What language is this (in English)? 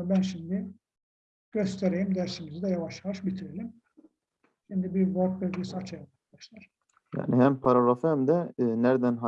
Turkish